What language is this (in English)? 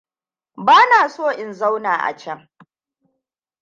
Hausa